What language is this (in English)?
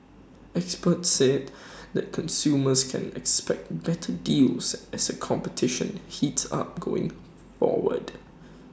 English